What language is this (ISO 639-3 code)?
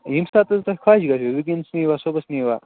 kas